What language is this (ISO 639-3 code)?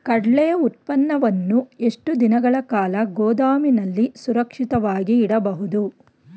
kan